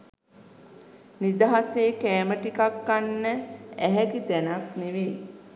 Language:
Sinhala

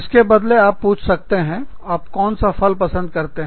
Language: Hindi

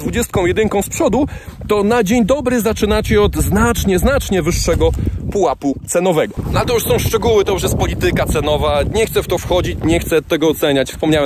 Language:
Polish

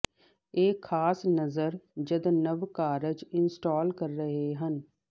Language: Punjabi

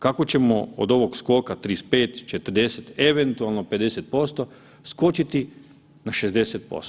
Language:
Croatian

